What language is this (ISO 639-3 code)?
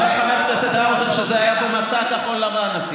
heb